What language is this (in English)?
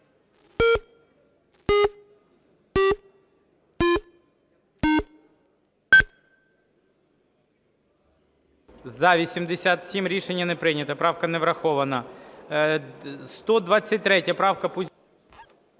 Ukrainian